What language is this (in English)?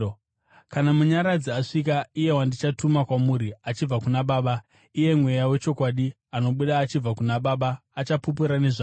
Shona